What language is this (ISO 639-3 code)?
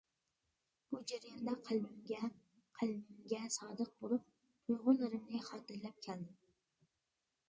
uig